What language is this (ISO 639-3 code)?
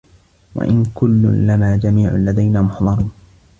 ara